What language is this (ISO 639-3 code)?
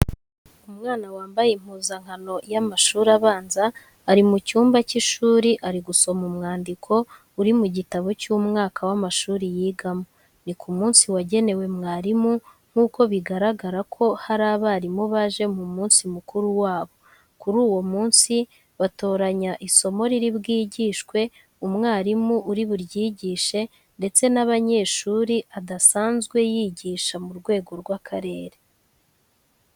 kin